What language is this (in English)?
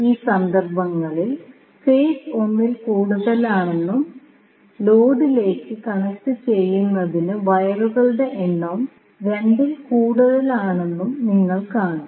Malayalam